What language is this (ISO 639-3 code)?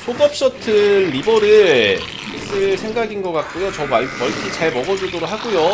kor